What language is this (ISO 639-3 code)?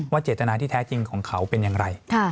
tha